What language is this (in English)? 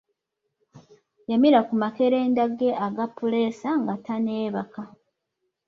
Ganda